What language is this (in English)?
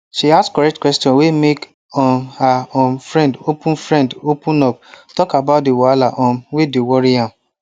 Nigerian Pidgin